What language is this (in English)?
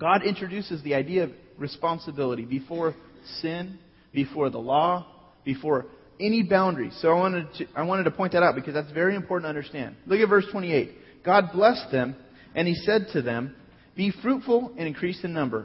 English